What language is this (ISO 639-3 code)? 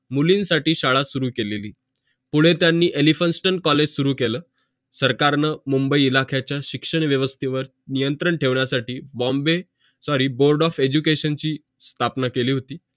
mar